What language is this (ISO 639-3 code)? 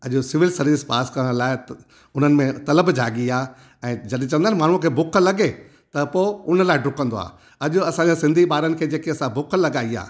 snd